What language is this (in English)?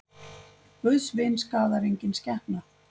Icelandic